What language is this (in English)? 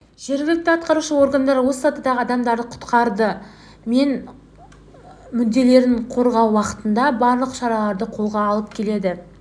Kazakh